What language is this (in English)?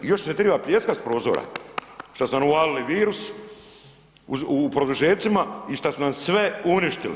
Croatian